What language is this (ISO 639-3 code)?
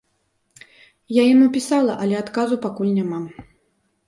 bel